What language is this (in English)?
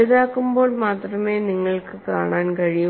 Malayalam